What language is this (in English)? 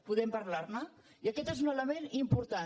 Catalan